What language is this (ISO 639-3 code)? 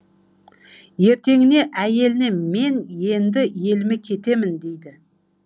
kaz